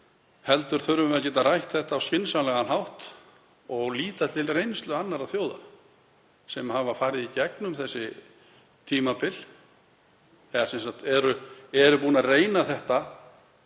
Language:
Icelandic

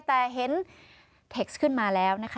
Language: Thai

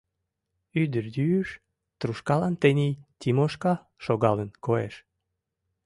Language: Mari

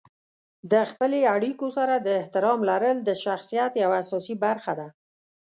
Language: Pashto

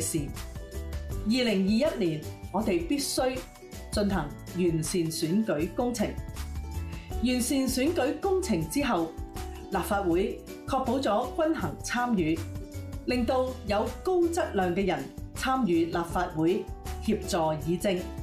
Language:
Chinese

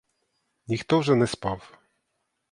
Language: Ukrainian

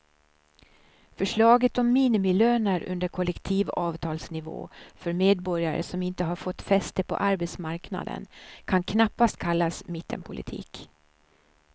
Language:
Swedish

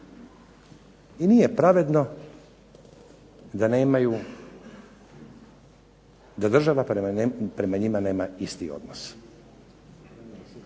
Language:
Croatian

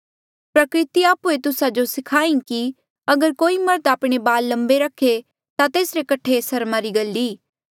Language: Mandeali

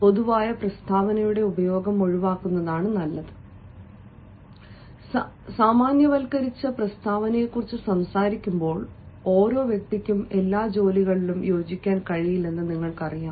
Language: Malayalam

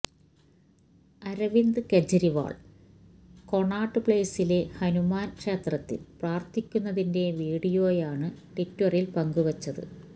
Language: Malayalam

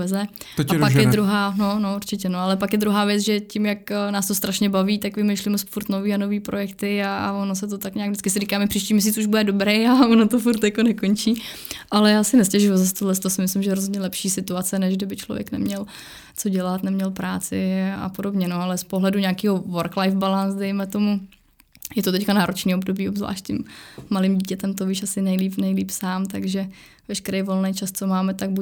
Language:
Czech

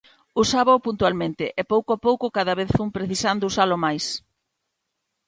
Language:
Galician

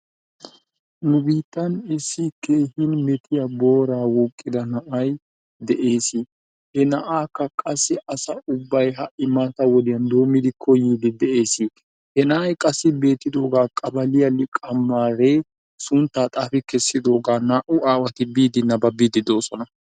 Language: Wolaytta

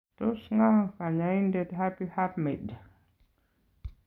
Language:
Kalenjin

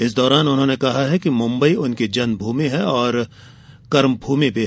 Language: Hindi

